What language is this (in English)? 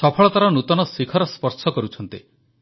Odia